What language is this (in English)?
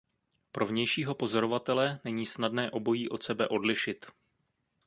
Czech